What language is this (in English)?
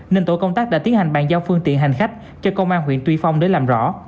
Vietnamese